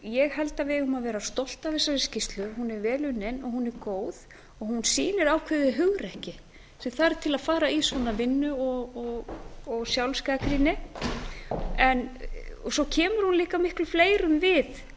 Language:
Icelandic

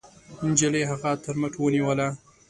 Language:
Pashto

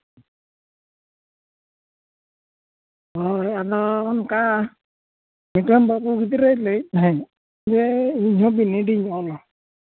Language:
Santali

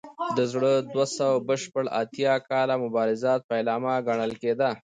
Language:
Pashto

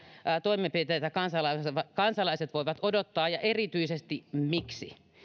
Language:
Finnish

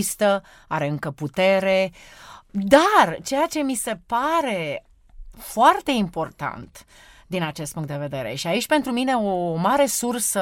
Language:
Romanian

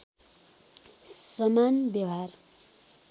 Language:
Nepali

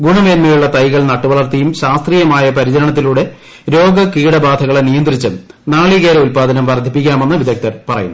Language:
Malayalam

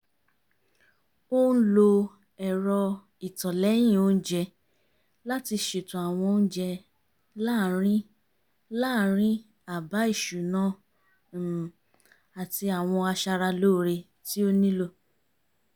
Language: Yoruba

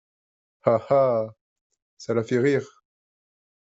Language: French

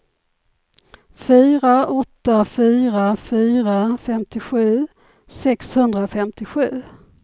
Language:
Swedish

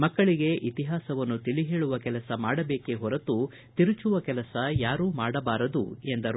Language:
Kannada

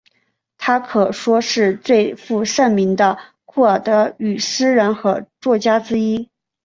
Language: Chinese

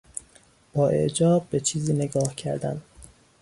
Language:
Persian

